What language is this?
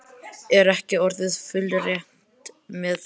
Icelandic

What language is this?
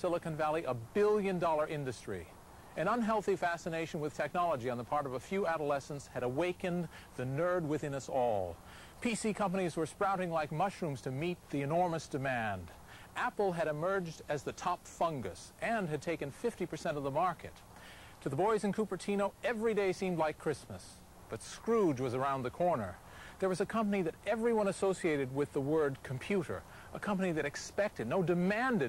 English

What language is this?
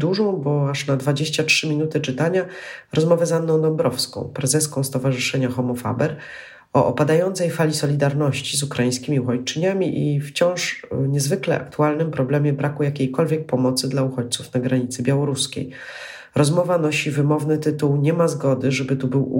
Polish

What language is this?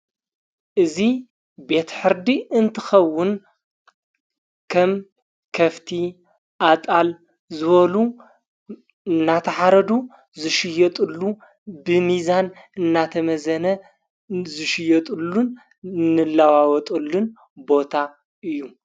Tigrinya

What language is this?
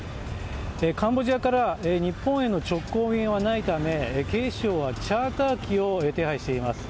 Japanese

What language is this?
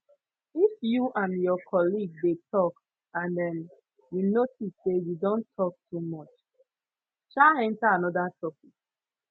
Nigerian Pidgin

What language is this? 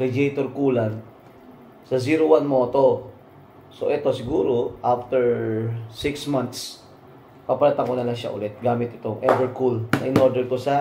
Filipino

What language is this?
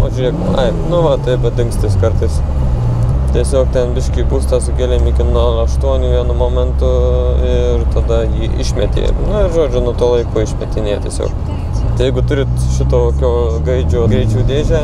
Lithuanian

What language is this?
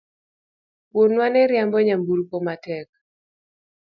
Luo (Kenya and Tanzania)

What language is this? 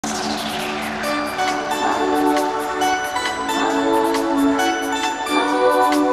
Korean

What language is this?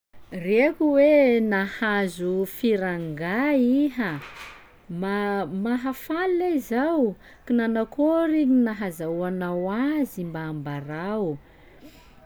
Sakalava Malagasy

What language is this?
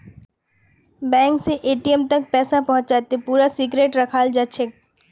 Magahi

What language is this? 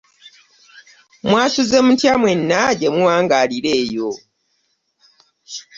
Ganda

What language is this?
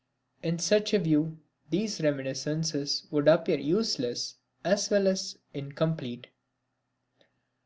English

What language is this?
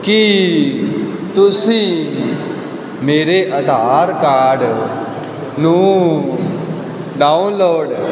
Punjabi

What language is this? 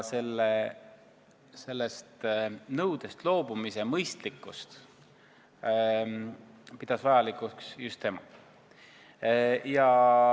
Estonian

